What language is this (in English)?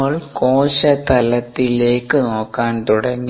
Malayalam